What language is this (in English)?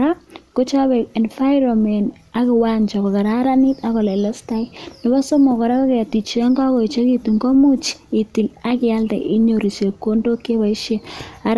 Kalenjin